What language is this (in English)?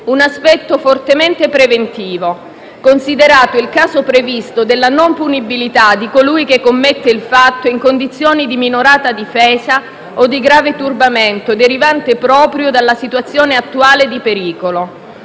Italian